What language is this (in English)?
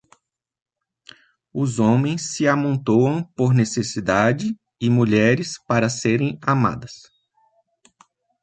Portuguese